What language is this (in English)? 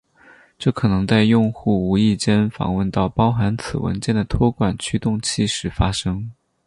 Chinese